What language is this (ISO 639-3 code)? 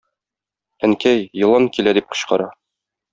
tat